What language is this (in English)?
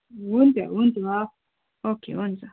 Nepali